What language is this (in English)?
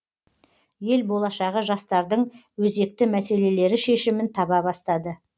Kazakh